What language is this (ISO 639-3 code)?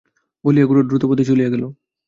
ben